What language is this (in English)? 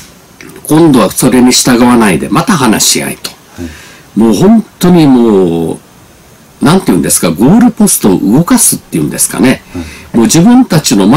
Japanese